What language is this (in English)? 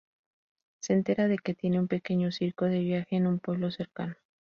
Spanish